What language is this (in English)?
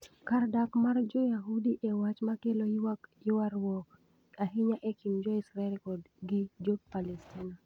Luo (Kenya and Tanzania)